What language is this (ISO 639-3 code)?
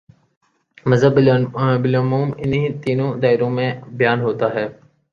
urd